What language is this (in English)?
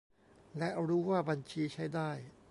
Thai